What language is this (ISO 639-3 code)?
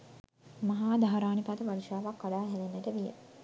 sin